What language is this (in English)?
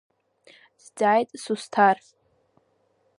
Abkhazian